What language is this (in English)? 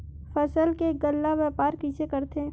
Chhattisgarhi